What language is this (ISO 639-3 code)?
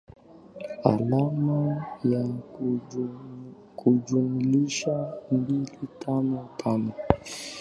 swa